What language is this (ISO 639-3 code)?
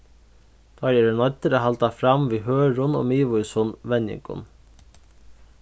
fao